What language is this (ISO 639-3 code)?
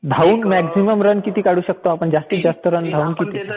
mar